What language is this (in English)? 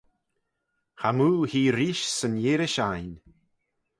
Manx